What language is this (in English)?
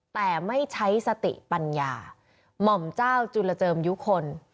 Thai